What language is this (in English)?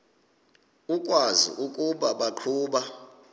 Xhosa